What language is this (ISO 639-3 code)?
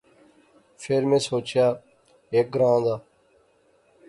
phr